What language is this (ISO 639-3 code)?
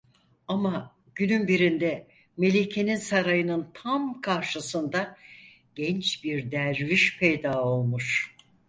tur